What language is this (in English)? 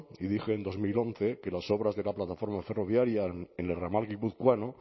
Spanish